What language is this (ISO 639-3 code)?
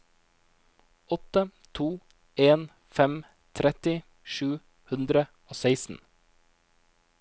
nor